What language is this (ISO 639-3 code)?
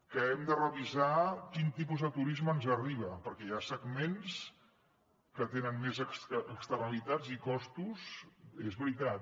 cat